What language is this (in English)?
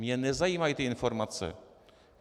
Czech